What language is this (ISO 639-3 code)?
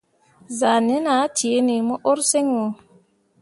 mua